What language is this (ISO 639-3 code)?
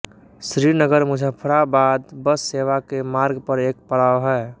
hin